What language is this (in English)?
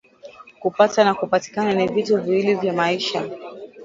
Swahili